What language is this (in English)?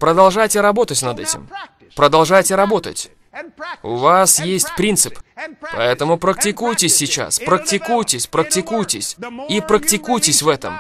Russian